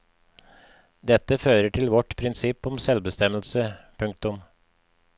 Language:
Norwegian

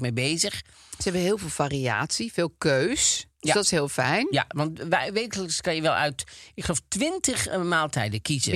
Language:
Dutch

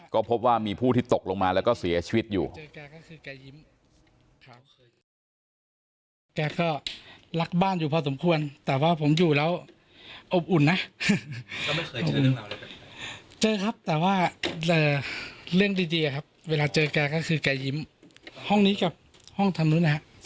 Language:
Thai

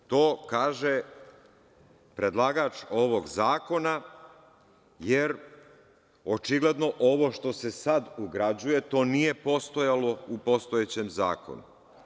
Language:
Serbian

